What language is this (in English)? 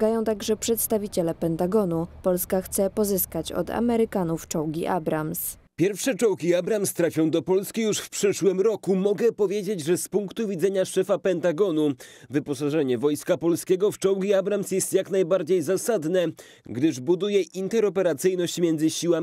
Polish